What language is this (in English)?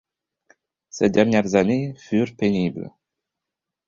French